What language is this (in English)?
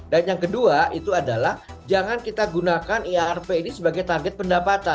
Indonesian